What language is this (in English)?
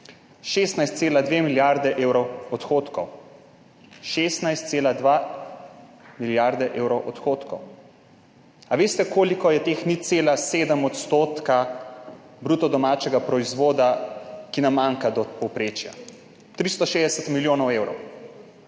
Slovenian